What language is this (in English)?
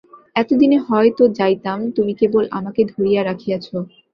Bangla